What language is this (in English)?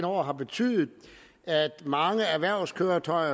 Danish